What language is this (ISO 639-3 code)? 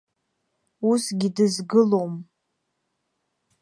abk